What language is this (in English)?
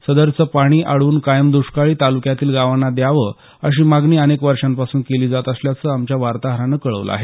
Marathi